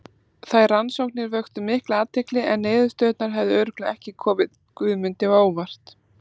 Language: Icelandic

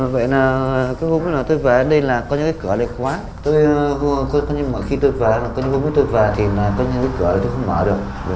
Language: Vietnamese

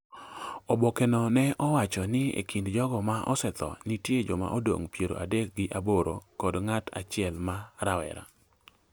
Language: Luo (Kenya and Tanzania)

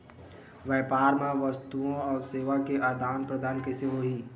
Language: Chhattisgarhi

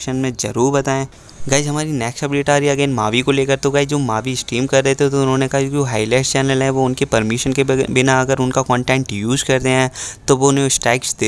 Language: Hindi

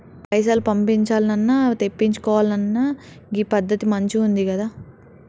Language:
Telugu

